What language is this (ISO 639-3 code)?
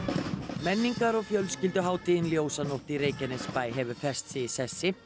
isl